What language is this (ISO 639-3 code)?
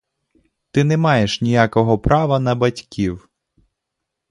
ukr